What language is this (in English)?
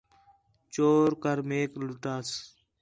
Khetrani